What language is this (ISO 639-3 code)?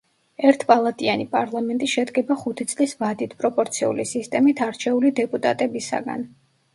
kat